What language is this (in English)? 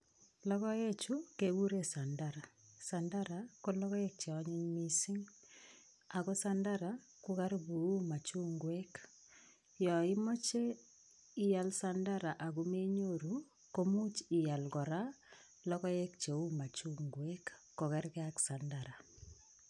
Kalenjin